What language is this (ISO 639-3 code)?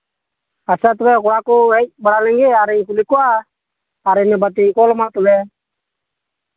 sat